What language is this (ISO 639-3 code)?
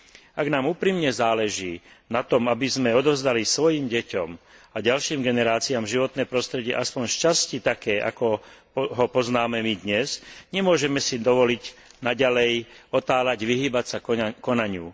slk